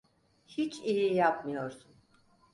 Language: Turkish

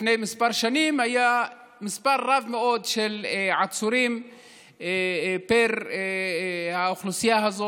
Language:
Hebrew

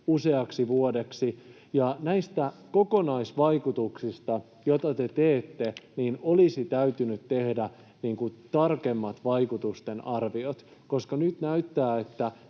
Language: Finnish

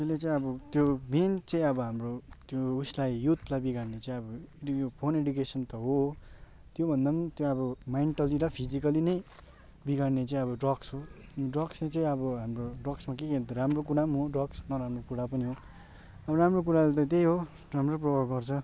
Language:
Nepali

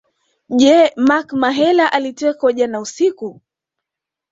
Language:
Swahili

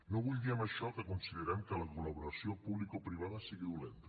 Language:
Catalan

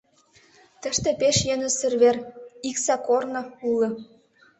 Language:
Mari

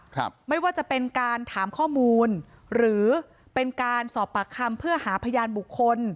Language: Thai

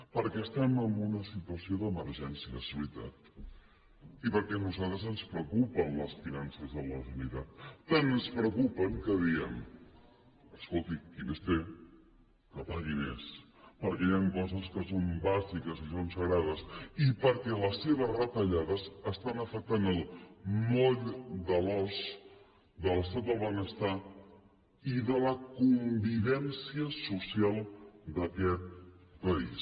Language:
Catalan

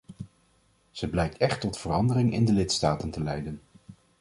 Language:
Dutch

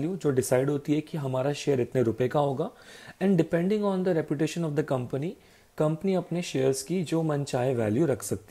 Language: Hindi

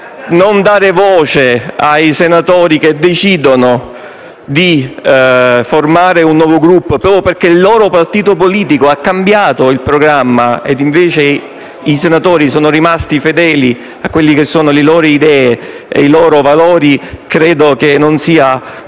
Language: Italian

